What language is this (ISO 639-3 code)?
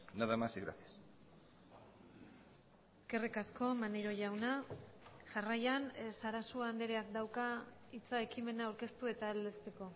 eus